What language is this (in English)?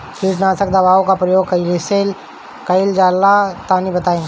Bhojpuri